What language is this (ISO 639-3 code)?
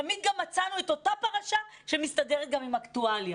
heb